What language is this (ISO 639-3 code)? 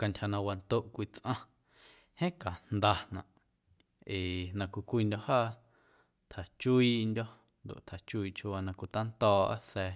amu